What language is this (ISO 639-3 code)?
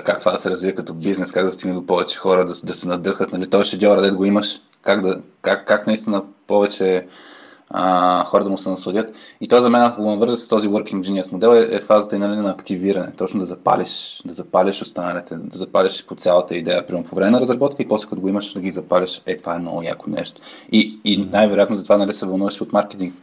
bul